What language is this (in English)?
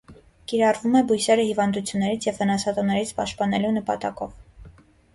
Armenian